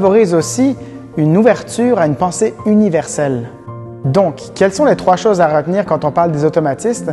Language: French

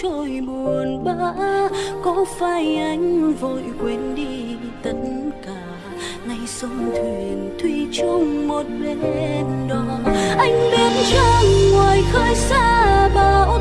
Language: Vietnamese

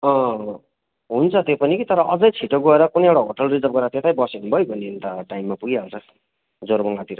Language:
Nepali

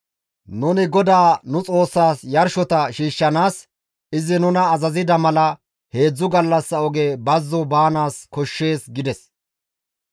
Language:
Gamo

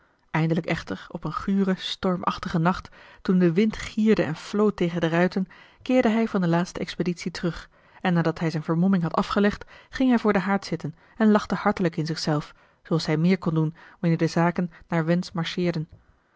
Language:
Dutch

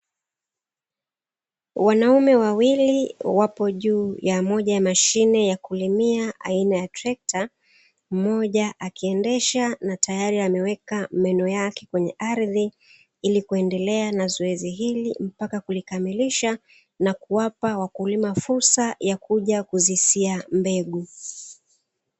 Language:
Swahili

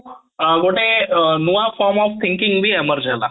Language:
Odia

